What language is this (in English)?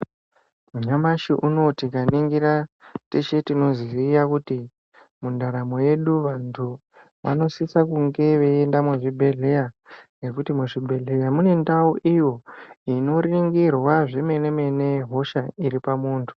Ndau